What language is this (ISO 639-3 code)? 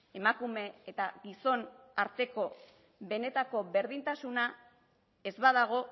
eus